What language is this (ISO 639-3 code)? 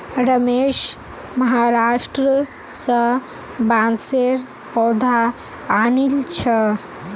mag